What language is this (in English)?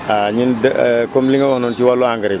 Wolof